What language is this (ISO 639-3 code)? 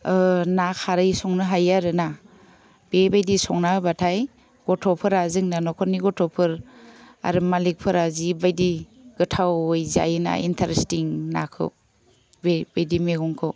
brx